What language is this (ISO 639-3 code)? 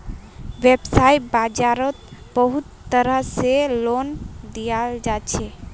mag